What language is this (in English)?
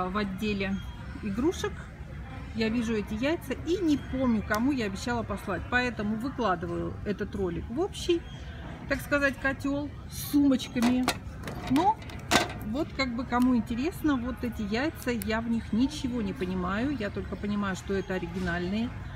Russian